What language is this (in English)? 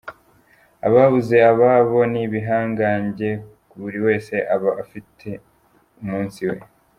Kinyarwanda